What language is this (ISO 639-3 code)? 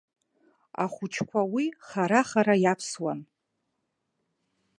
abk